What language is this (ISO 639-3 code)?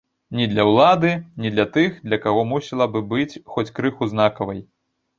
bel